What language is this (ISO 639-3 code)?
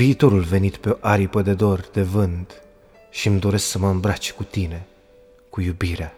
ron